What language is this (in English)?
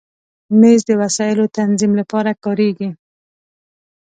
Pashto